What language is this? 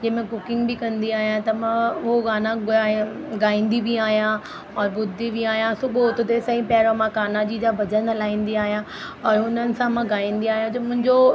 Sindhi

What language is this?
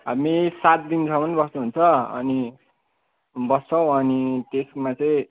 Nepali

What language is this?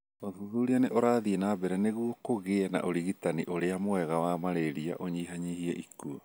Kikuyu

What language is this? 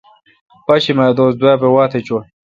Kalkoti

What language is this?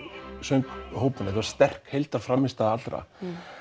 Icelandic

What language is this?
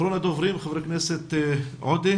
Hebrew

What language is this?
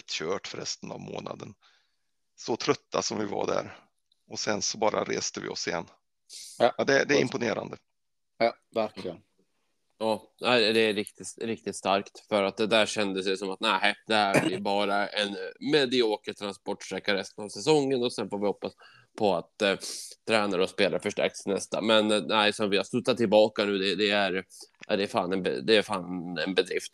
Swedish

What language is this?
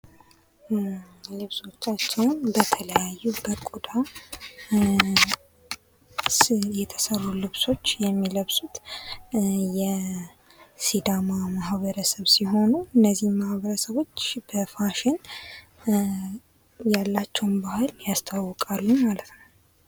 Amharic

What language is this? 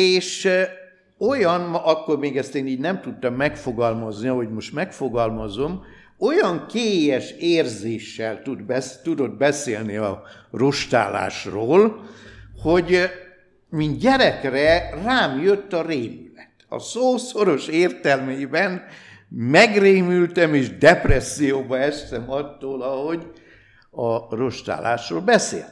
Hungarian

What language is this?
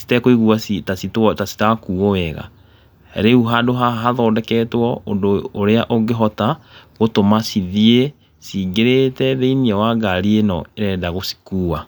Kikuyu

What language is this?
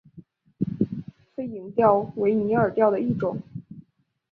Chinese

